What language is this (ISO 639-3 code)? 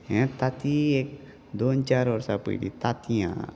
kok